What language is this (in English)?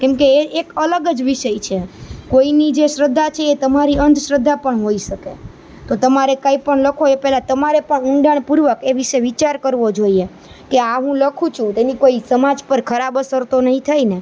Gujarati